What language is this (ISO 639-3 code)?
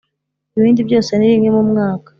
kin